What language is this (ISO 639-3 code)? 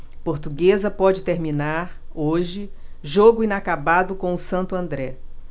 por